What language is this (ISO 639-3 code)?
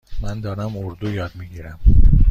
fas